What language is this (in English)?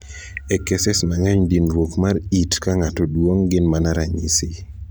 Luo (Kenya and Tanzania)